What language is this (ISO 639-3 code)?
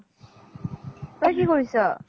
asm